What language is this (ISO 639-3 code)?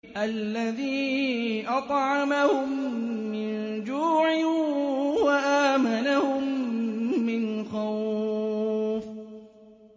ara